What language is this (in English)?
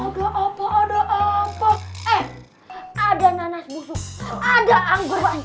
Indonesian